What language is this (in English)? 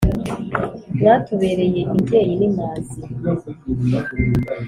Kinyarwanda